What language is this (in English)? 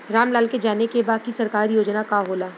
Bhojpuri